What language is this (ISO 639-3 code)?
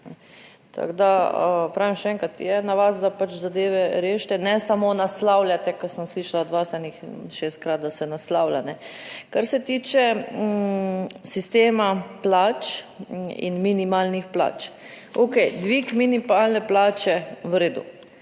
slv